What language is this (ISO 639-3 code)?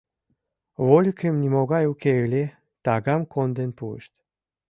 chm